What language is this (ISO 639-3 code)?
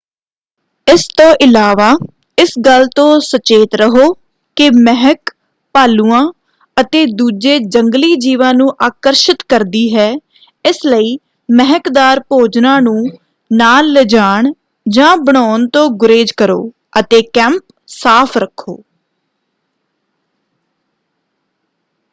pan